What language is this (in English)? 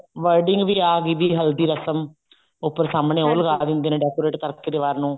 Punjabi